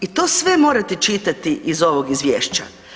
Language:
Croatian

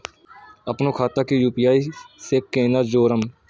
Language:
Maithili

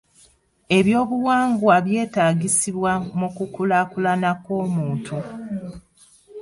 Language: Ganda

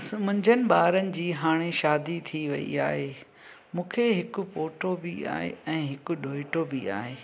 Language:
Sindhi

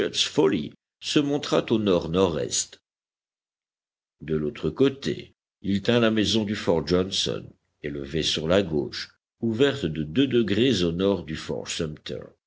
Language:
French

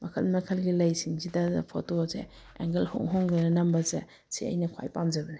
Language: Manipuri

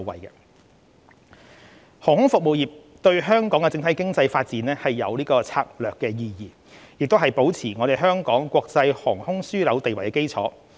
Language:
Cantonese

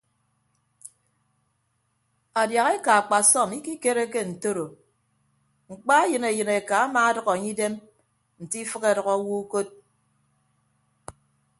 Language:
Ibibio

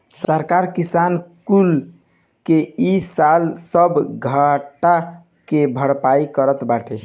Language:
Bhojpuri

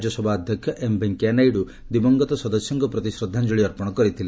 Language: Odia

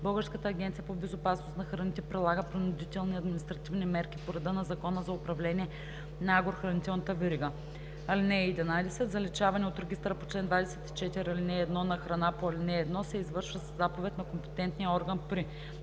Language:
Bulgarian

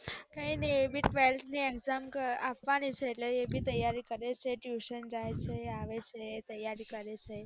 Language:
Gujarati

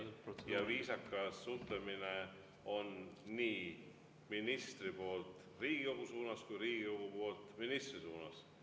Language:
Estonian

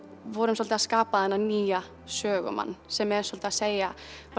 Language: Icelandic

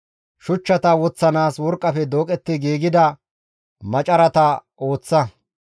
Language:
Gamo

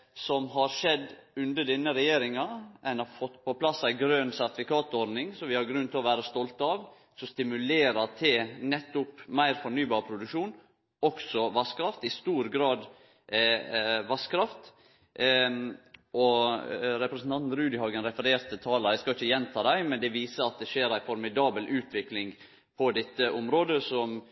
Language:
Norwegian Nynorsk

